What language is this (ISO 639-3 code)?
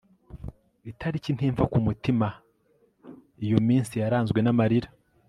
kin